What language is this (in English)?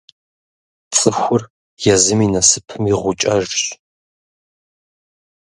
Kabardian